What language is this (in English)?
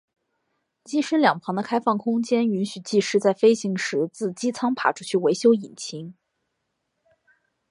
Chinese